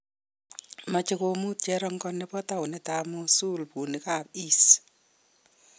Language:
Kalenjin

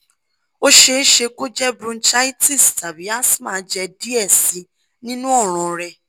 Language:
Yoruba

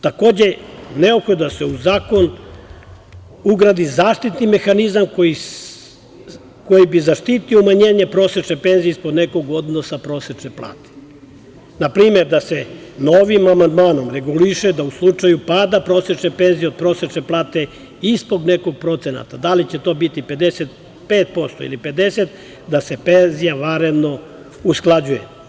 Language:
Serbian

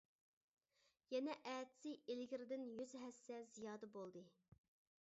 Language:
Uyghur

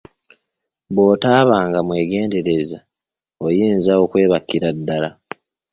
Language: Ganda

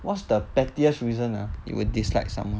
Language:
English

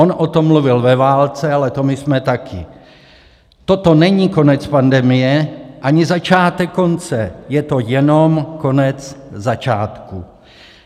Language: Czech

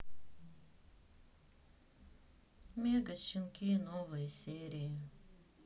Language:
Russian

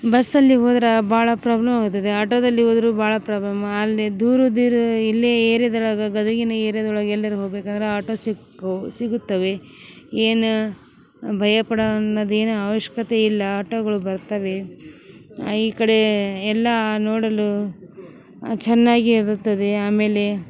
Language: Kannada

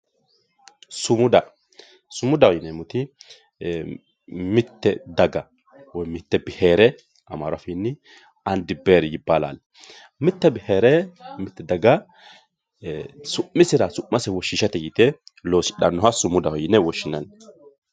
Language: Sidamo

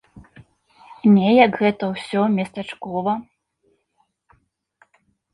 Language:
Belarusian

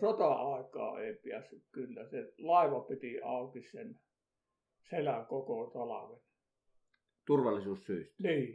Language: Finnish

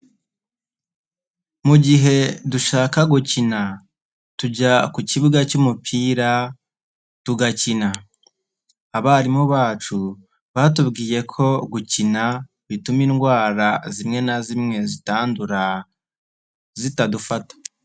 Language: Kinyarwanda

